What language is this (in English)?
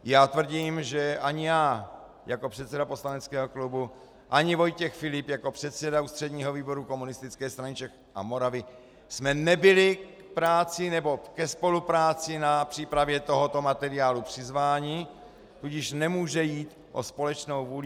Czech